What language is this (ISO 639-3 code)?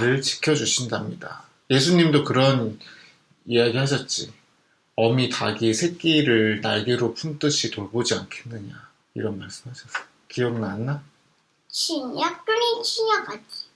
kor